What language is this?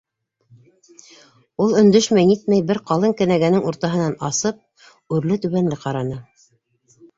Bashkir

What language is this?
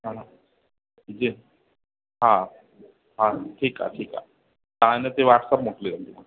Sindhi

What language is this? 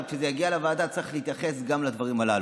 Hebrew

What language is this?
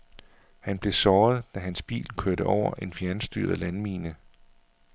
Danish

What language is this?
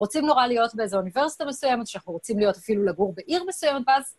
Hebrew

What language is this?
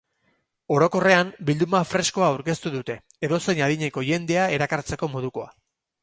Basque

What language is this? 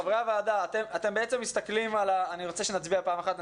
Hebrew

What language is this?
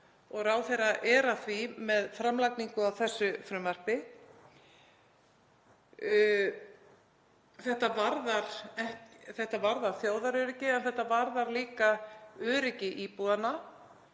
Icelandic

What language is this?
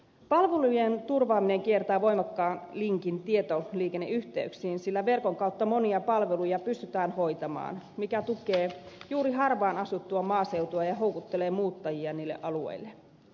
Finnish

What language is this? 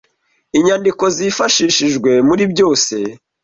Kinyarwanda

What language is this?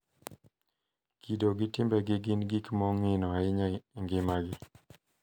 Luo (Kenya and Tanzania)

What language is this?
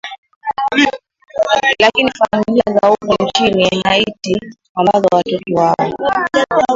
Swahili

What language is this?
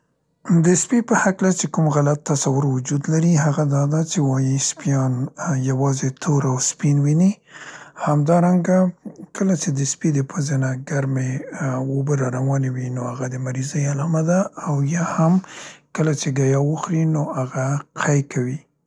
Central Pashto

